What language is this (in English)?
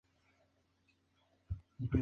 Spanish